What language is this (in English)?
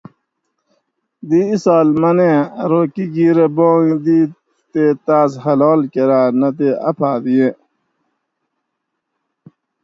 Gawri